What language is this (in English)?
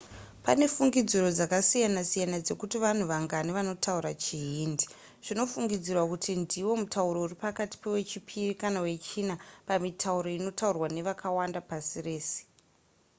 Shona